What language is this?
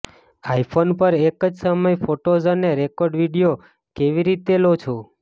Gujarati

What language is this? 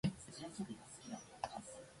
Japanese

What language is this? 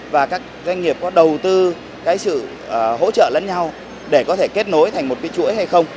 Vietnamese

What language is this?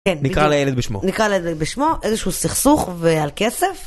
Hebrew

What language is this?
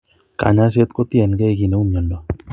Kalenjin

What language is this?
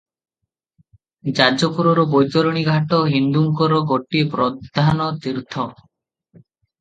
Odia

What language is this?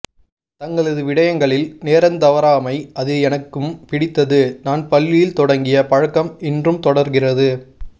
Tamil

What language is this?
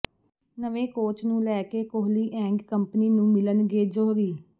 Punjabi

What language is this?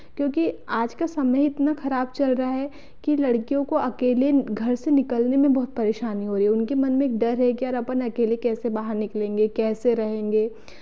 Hindi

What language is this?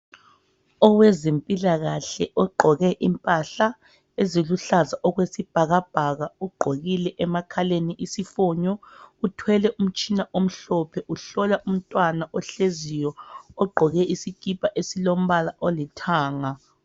North Ndebele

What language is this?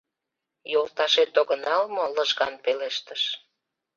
Mari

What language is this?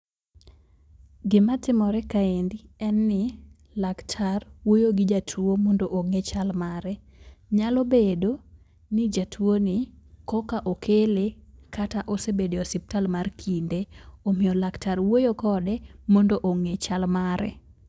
Luo (Kenya and Tanzania)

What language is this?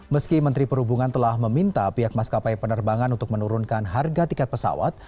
Indonesian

